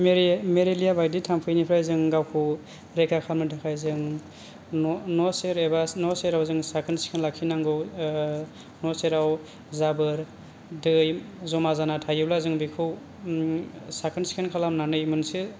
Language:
Bodo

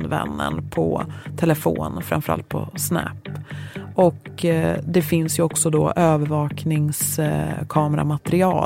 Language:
Swedish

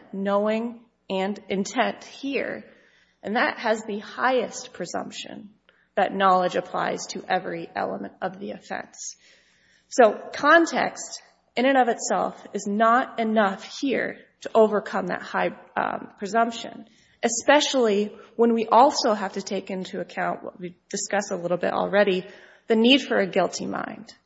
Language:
English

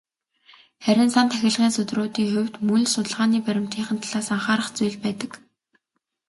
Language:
Mongolian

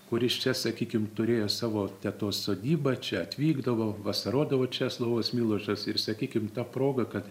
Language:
Lithuanian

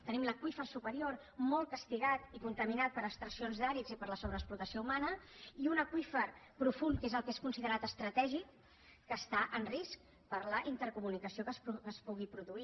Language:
Catalan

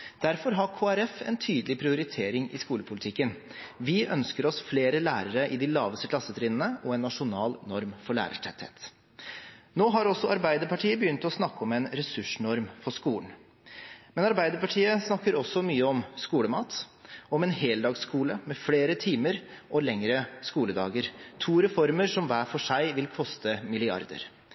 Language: Norwegian Bokmål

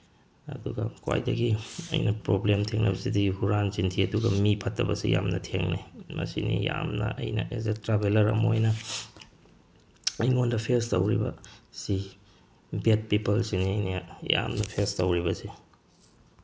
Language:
Manipuri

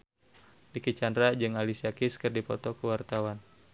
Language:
Sundanese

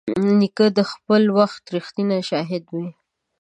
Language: Pashto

